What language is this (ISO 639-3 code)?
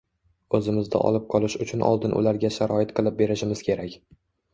uzb